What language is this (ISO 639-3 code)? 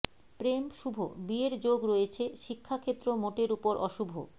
ben